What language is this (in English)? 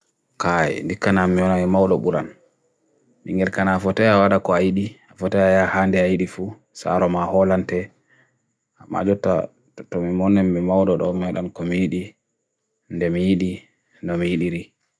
Bagirmi Fulfulde